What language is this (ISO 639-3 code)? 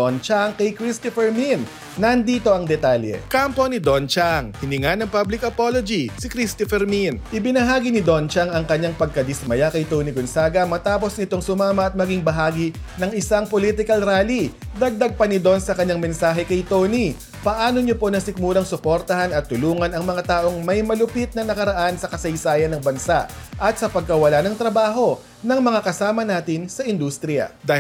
fil